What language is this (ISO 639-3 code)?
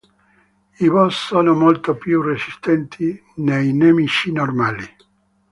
ita